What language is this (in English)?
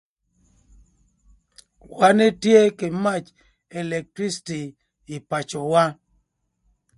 Thur